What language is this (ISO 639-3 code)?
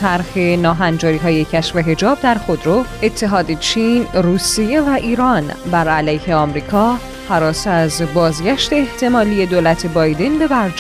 fas